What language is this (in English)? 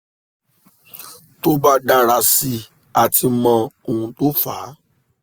Yoruba